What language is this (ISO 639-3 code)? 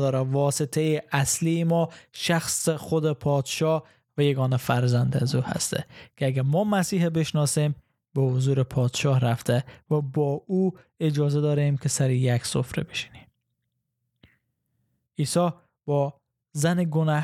fas